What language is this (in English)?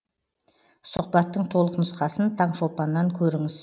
Kazakh